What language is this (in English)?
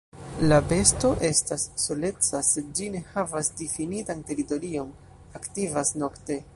Esperanto